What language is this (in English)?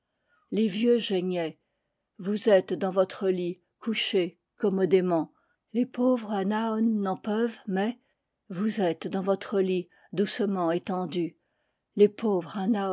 French